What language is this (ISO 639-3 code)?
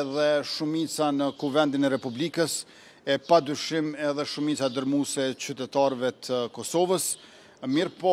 ron